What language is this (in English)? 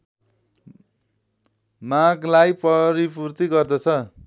Nepali